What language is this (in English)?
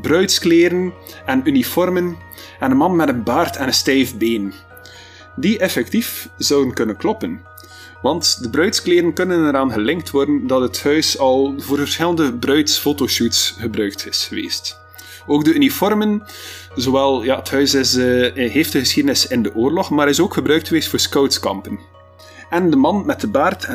Dutch